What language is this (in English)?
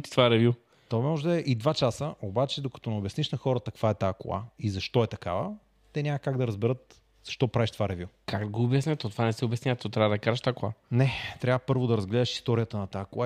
Bulgarian